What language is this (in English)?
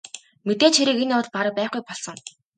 Mongolian